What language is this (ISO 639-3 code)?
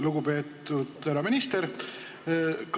est